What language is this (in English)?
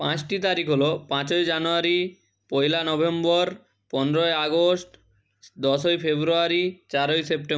Bangla